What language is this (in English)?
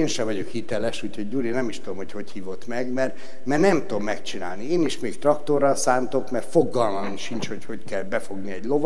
Hungarian